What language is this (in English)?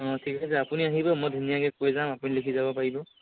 Assamese